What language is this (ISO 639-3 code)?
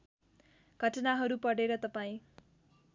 nep